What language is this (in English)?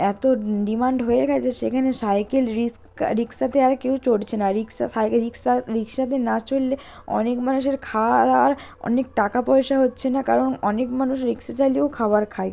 Bangla